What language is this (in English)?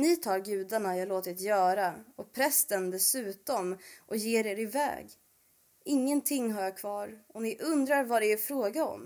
Swedish